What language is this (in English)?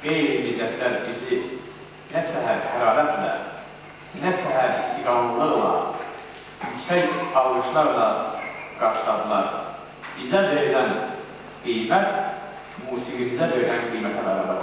Turkish